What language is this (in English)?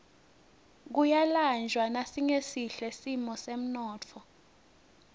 Swati